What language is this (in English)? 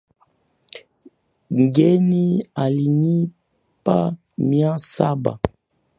Swahili